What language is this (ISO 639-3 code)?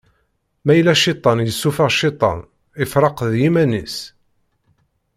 kab